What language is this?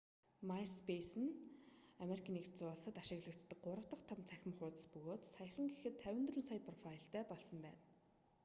Mongolian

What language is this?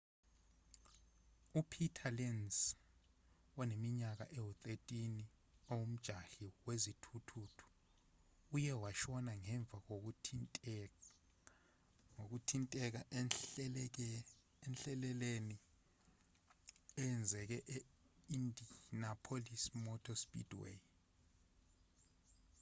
Zulu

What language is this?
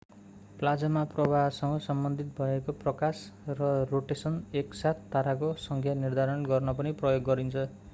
Nepali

